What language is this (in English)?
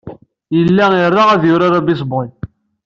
Kabyle